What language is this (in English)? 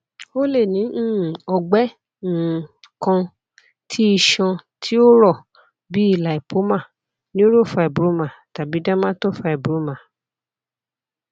Yoruba